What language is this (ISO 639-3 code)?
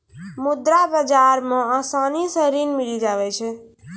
mai